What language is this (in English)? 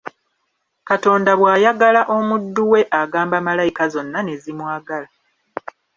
Ganda